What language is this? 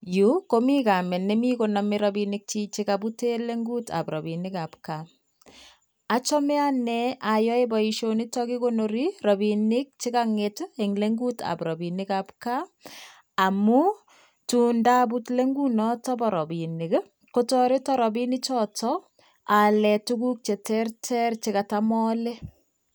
Kalenjin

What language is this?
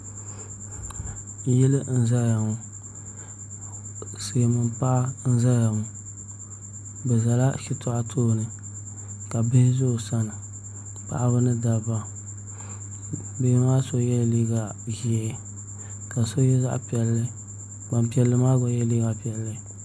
Dagbani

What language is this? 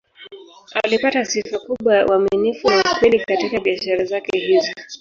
Swahili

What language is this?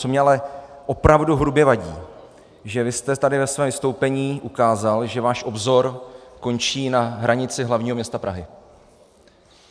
Czech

